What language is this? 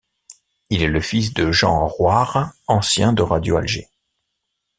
French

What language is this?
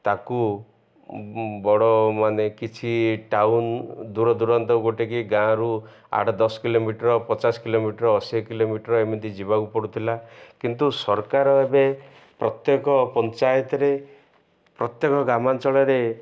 Odia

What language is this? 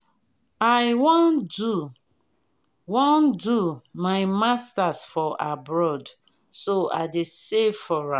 Nigerian Pidgin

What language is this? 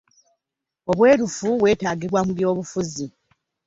Ganda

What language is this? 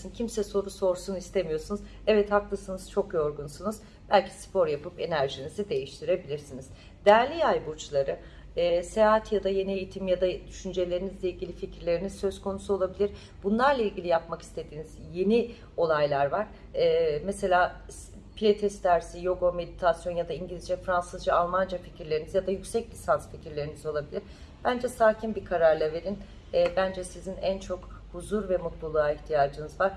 Turkish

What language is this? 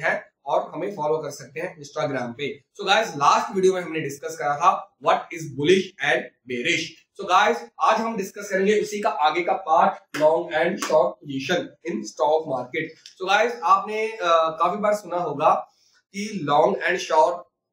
Hindi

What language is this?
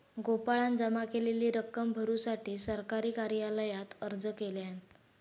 Marathi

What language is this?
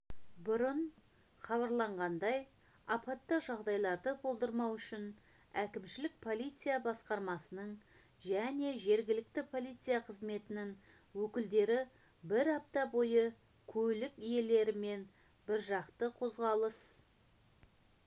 Kazakh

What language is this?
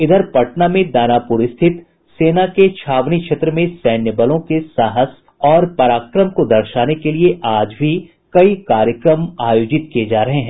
Hindi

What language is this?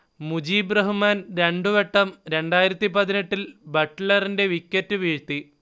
Malayalam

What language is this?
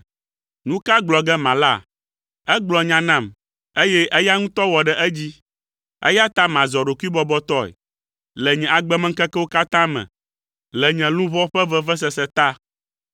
Ewe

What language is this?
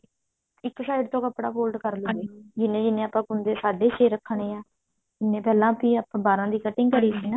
Punjabi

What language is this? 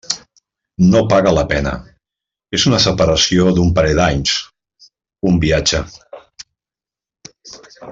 Catalan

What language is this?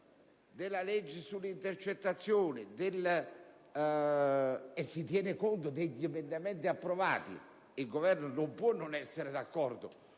Italian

